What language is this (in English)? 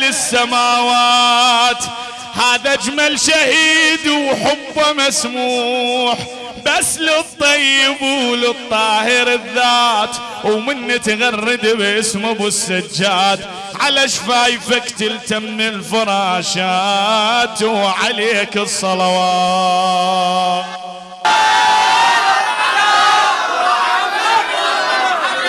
Arabic